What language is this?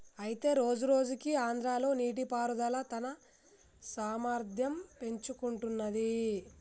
Telugu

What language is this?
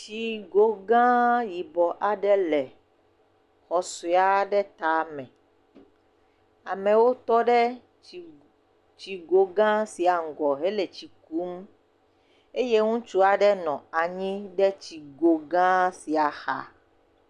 Ewe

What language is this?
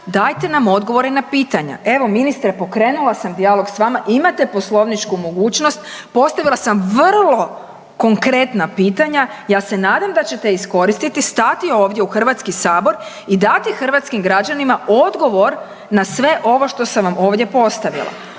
Croatian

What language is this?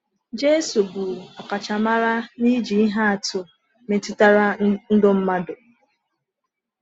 Igbo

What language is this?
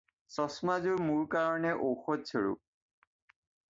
Assamese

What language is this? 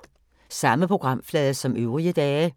Danish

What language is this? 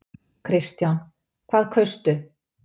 Icelandic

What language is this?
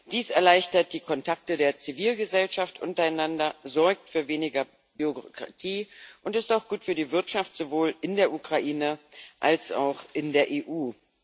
German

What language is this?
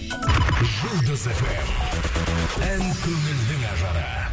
Kazakh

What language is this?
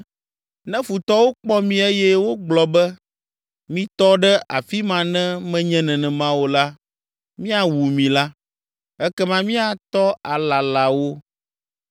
Ewe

